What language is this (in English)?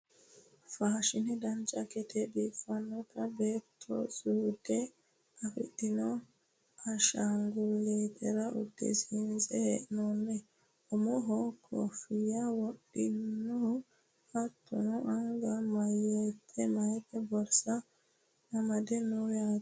Sidamo